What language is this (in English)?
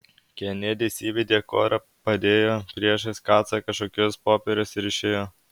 Lithuanian